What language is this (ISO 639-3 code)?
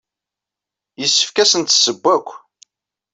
kab